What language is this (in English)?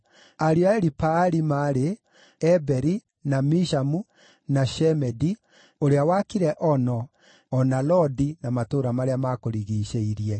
Kikuyu